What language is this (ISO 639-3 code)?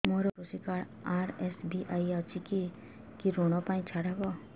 ori